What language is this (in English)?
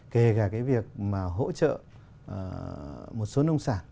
Vietnamese